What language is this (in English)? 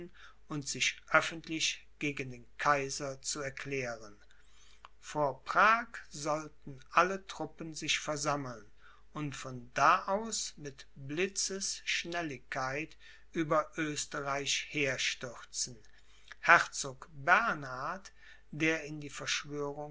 German